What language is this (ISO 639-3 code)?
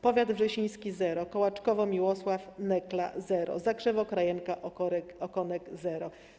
pol